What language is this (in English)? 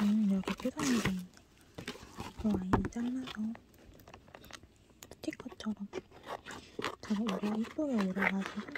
Korean